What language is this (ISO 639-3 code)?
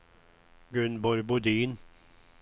swe